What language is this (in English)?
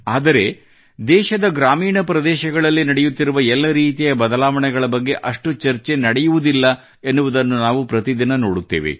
Kannada